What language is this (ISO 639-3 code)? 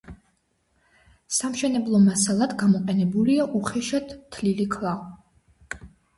kat